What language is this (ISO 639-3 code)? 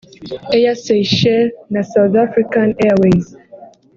kin